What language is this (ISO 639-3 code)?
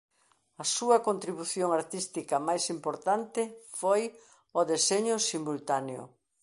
glg